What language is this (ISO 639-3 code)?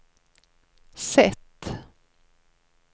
swe